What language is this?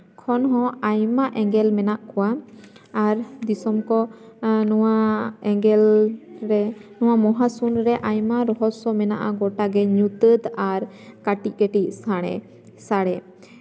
Santali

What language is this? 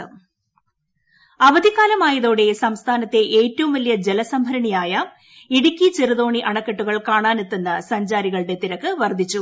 Malayalam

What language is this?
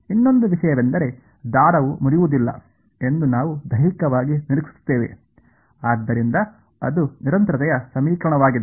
Kannada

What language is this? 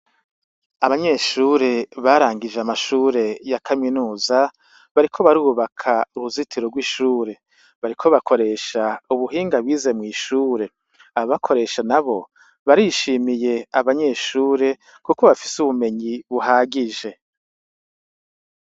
Rundi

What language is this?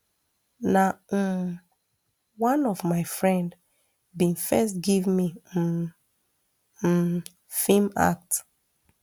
Nigerian Pidgin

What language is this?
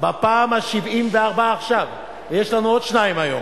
Hebrew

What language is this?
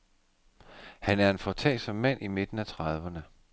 Danish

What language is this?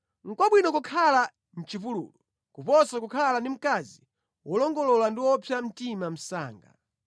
Nyanja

